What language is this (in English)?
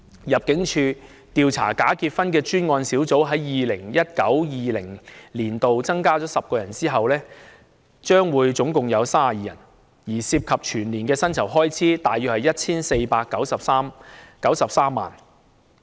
Cantonese